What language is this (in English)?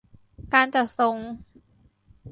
Thai